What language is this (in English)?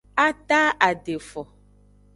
Aja (Benin)